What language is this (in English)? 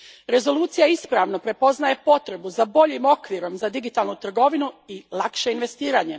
Croatian